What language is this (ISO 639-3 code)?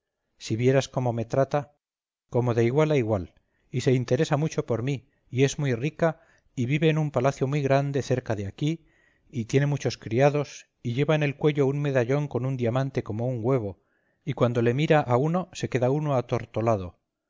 spa